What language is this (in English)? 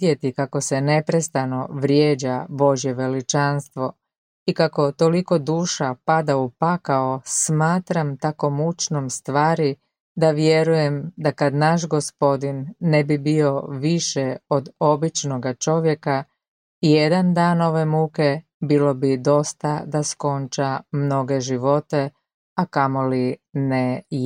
Croatian